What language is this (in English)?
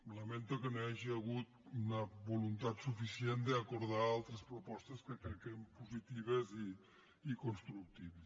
Catalan